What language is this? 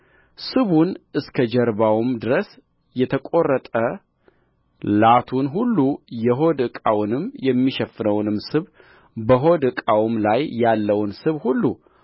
Amharic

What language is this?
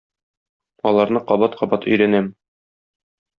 Tatar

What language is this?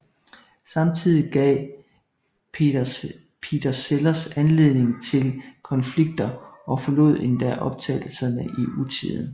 Danish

